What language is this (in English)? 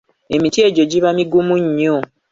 Ganda